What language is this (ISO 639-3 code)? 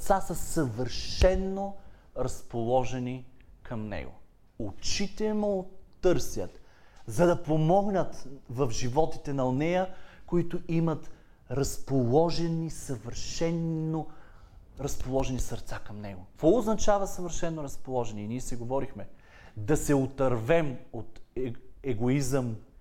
bul